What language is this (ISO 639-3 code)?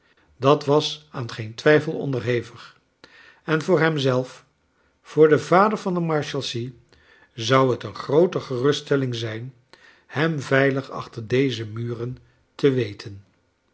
nld